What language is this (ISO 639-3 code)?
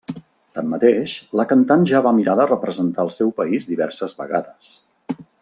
cat